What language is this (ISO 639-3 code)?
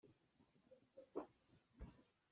cnh